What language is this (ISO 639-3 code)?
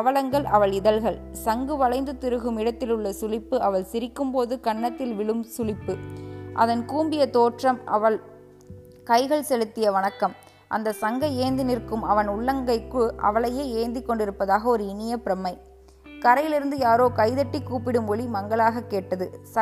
tam